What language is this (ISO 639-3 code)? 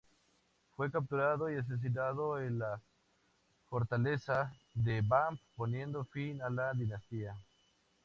spa